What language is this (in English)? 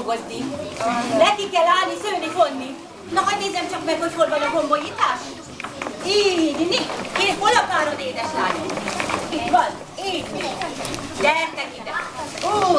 Hungarian